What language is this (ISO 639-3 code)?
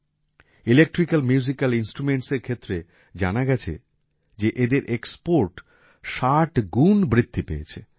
ben